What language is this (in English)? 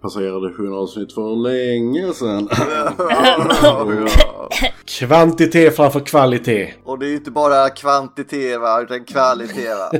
Swedish